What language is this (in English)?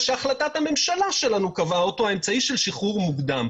Hebrew